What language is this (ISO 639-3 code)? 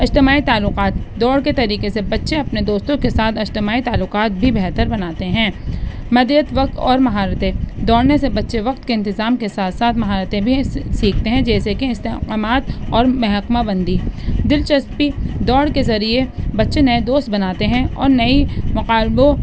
urd